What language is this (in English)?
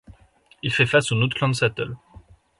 French